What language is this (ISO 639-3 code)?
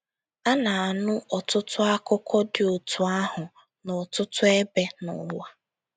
ibo